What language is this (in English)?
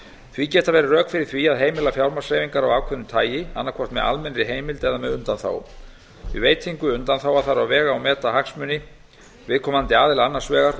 Icelandic